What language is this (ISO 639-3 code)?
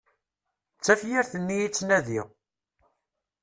kab